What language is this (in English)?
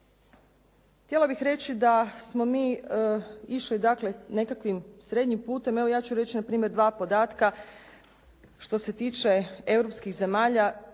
Croatian